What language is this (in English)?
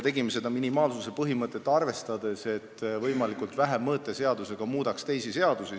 Estonian